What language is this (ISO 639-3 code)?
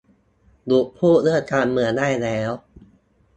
tha